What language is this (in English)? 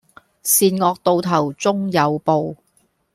Cantonese